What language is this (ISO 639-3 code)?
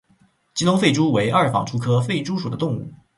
zho